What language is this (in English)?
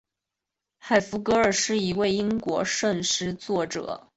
Chinese